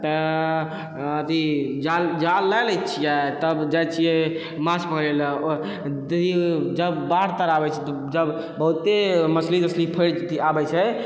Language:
Maithili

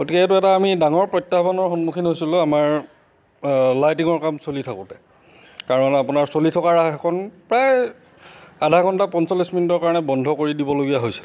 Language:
Assamese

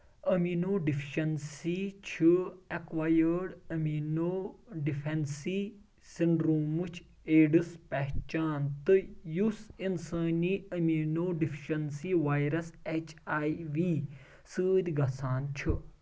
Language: Kashmiri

